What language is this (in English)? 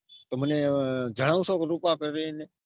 Gujarati